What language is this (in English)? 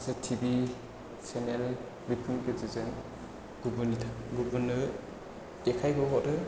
Bodo